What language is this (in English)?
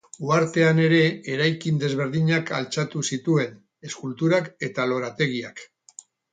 Basque